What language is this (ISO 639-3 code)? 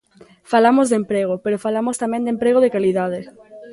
glg